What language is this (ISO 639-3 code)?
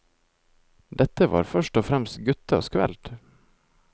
nor